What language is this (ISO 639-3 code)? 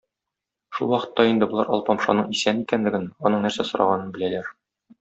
tat